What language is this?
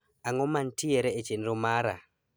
Luo (Kenya and Tanzania)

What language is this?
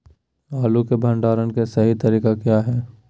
Magahi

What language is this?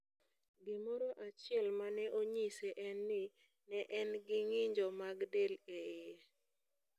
Luo (Kenya and Tanzania)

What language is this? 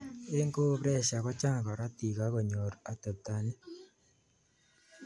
Kalenjin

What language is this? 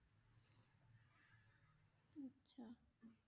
Assamese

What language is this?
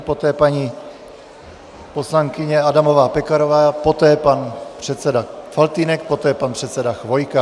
Czech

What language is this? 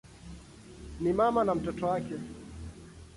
Swahili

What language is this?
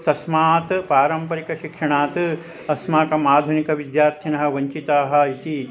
Sanskrit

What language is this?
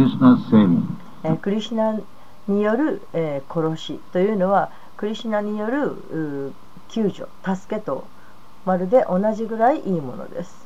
Japanese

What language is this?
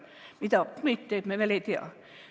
Estonian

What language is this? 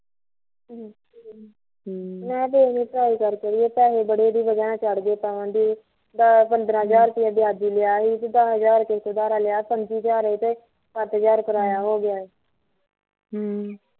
Punjabi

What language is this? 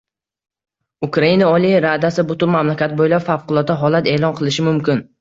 Uzbek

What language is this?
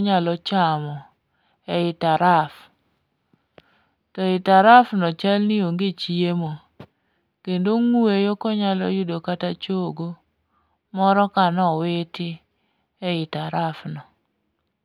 Luo (Kenya and Tanzania)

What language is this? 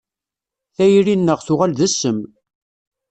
Kabyle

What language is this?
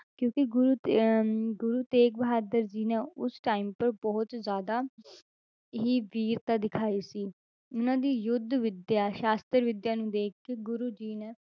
Punjabi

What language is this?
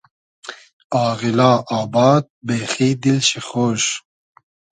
Hazaragi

